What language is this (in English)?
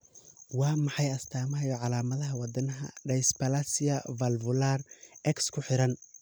Somali